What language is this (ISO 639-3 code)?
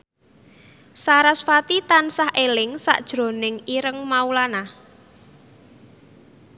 jav